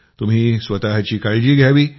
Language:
Marathi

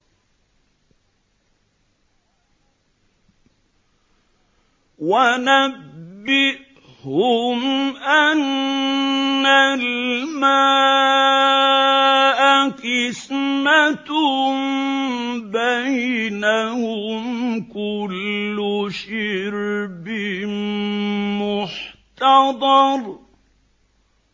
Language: Arabic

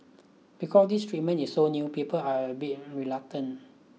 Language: English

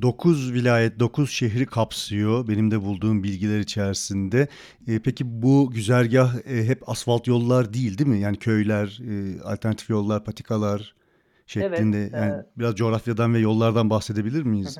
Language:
Turkish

